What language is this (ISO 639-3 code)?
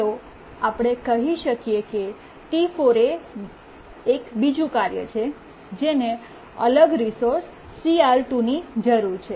guj